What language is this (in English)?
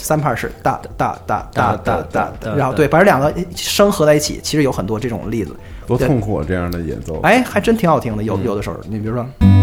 Chinese